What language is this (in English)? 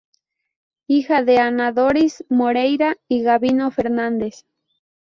Spanish